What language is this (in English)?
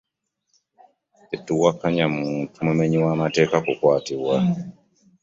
Ganda